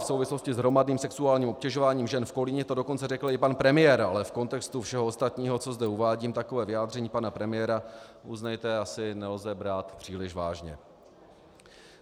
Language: Czech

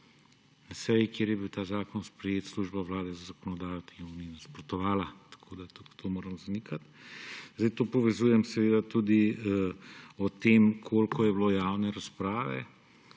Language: Slovenian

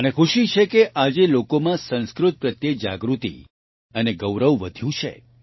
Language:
Gujarati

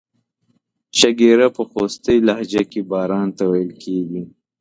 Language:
Pashto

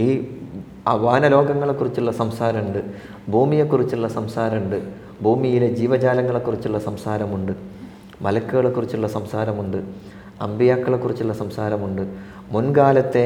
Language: Malayalam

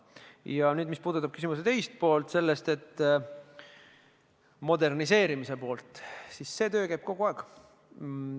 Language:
Estonian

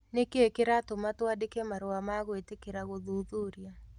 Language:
Kikuyu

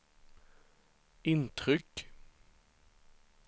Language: Swedish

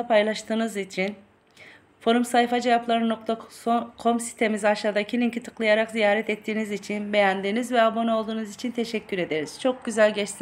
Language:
Turkish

